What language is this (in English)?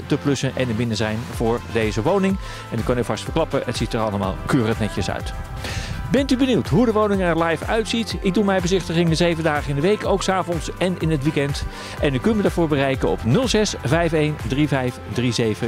Dutch